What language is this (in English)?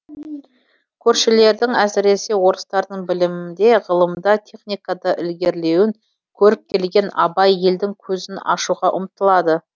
Kazakh